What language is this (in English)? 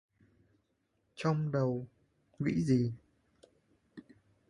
Vietnamese